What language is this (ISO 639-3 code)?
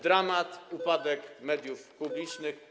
pol